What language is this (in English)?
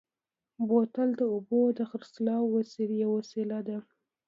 Pashto